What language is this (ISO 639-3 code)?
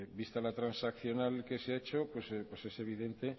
spa